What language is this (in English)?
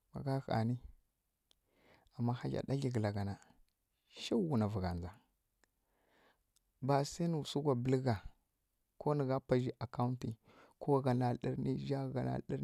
Kirya-Konzəl